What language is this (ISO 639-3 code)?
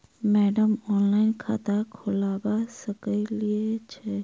mai